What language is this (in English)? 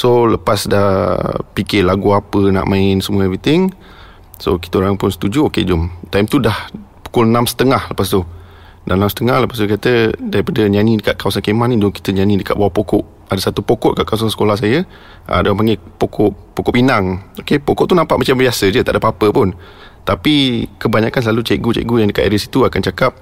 Malay